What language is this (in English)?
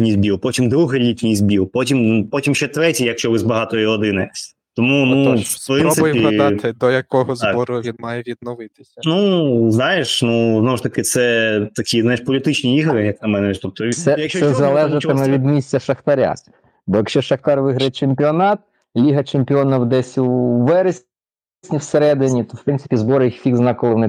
Ukrainian